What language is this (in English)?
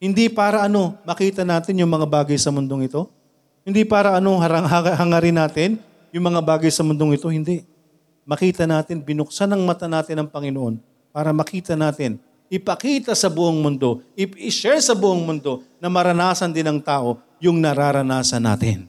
Filipino